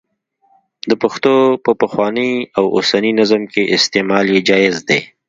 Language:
Pashto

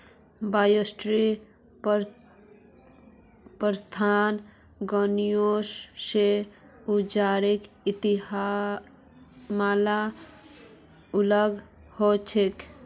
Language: Magahi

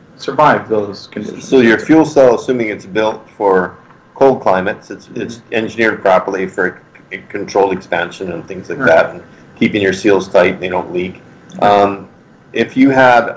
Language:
English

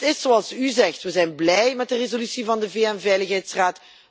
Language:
Dutch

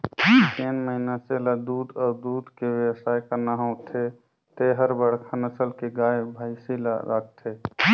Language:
Chhattisgarhi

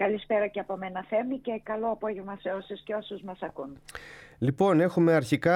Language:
Greek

